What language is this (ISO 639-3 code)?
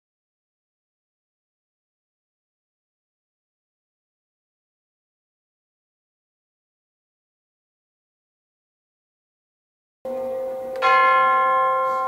ara